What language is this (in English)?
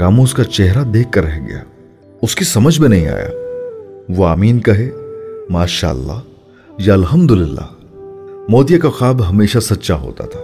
Urdu